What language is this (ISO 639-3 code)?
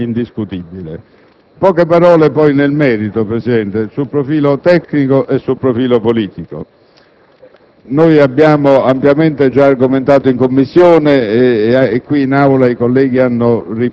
ita